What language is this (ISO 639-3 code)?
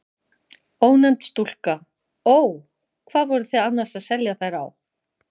isl